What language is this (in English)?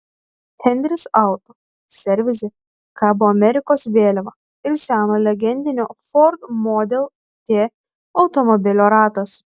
Lithuanian